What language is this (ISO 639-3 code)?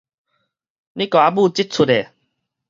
nan